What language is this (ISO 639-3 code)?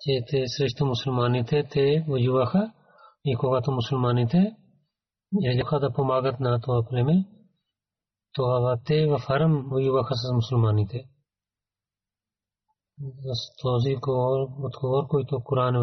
bul